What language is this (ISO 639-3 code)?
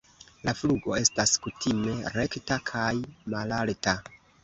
epo